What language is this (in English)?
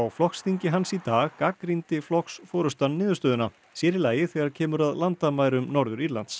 Icelandic